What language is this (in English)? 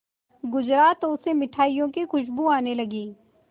Hindi